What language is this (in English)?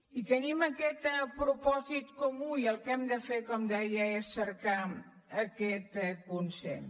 Catalan